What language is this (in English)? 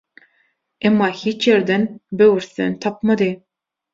Turkmen